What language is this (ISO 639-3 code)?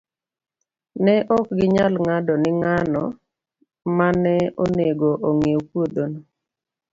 luo